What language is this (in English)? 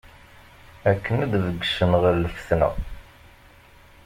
Kabyle